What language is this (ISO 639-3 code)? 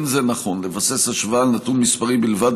heb